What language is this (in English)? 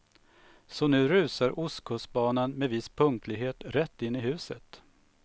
Swedish